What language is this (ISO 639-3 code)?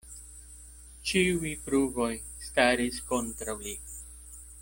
epo